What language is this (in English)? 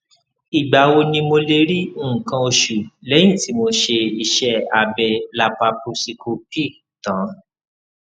Yoruba